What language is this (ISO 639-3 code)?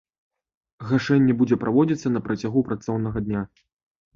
bel